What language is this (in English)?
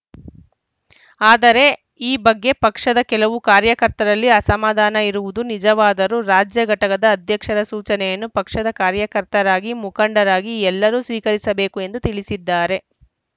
Kannada